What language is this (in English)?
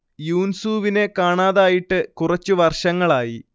Malayalam